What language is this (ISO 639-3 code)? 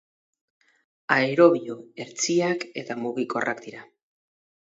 eus